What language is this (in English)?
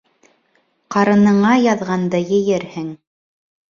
Bashkir